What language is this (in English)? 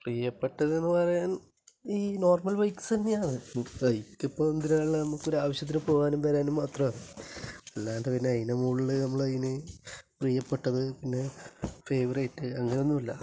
Malayalam